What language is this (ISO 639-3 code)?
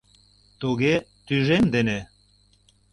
chm